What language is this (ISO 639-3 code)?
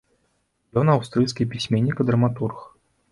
bel